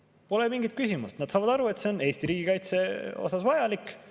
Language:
Estonian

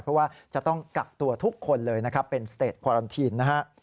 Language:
Thai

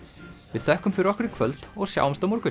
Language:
Icelandic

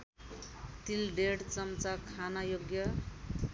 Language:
Nepali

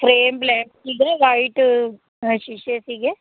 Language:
Punjabi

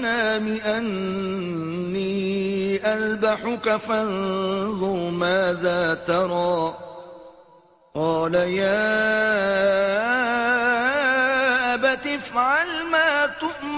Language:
Urdu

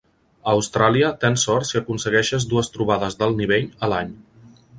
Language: Catalan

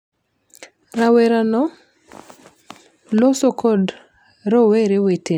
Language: Luo (Kenya and Tanzania)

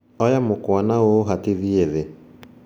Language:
Kikuyu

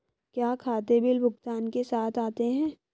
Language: Hindi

